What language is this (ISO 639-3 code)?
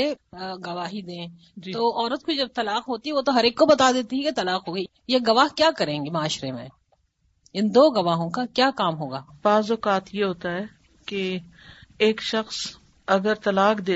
urd